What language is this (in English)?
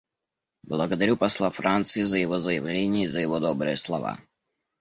Russian